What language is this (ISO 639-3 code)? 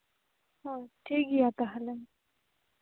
sat